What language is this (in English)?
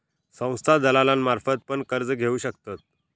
Marathi